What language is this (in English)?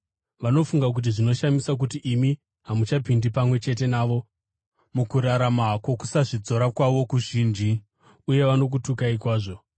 Shona